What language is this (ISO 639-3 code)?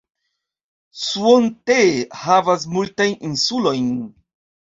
epo